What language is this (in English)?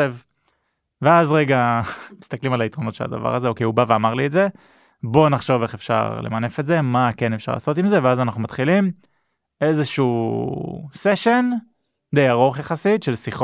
Hebrew